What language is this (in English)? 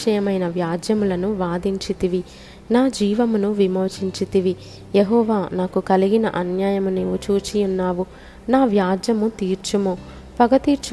Telugu